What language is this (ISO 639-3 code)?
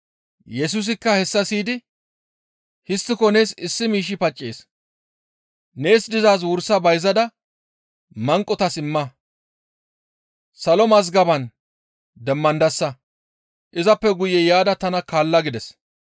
gmv